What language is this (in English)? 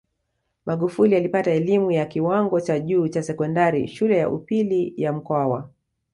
Swahili